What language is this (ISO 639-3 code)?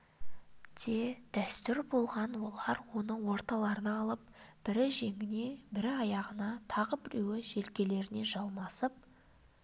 kaz